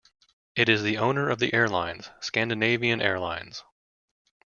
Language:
English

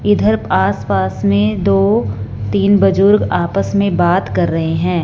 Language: Hindi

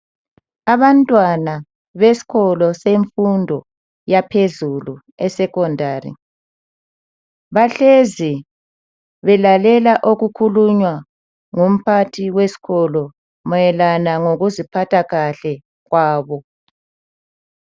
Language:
North Ndebele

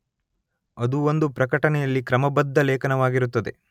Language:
Kannada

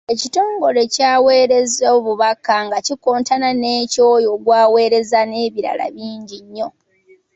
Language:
Ganda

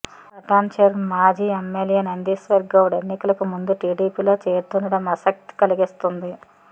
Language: Telugu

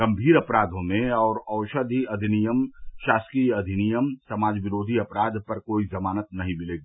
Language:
Hindi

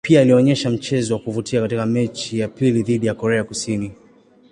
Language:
Swahili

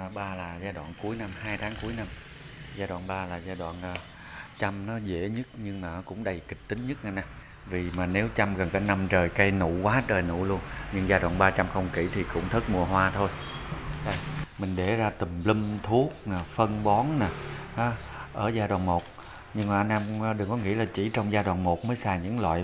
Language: Vietnamese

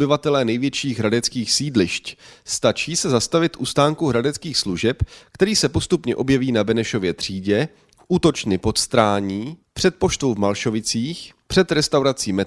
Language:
Czech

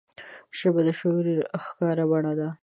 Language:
Pashto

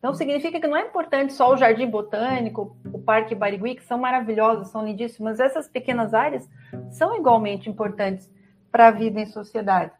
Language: Portuguese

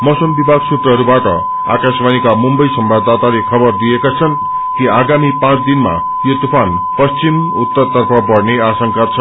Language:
Nepali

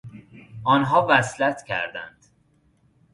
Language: Persian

